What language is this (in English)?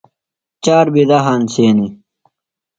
Phalura